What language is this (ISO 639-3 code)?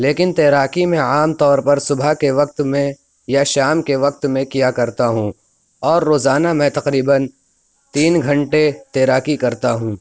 urd